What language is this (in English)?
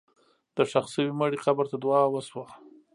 Pashto